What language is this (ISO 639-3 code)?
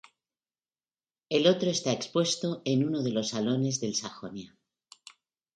spa